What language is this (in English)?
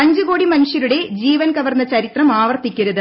Malayalam